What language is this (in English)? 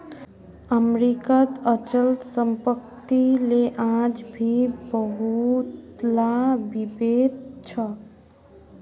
Magahi